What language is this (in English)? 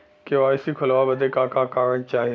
Bhojpuri